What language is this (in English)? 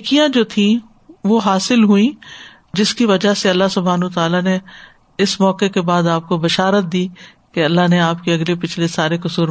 Urdu